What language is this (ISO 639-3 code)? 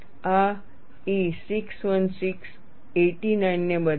guj